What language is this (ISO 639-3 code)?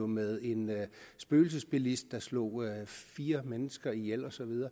dan